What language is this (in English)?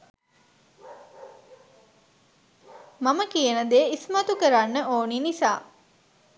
Sinhala